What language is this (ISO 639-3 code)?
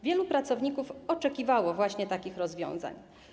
pol